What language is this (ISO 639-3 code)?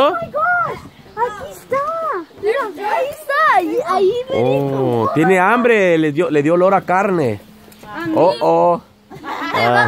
spa